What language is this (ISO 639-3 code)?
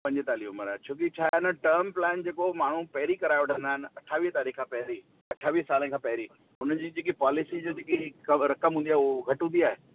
snd